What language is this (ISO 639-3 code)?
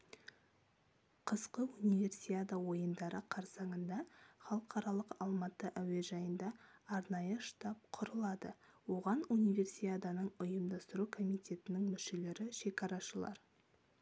kaz